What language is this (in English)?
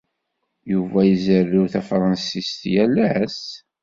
Kabyle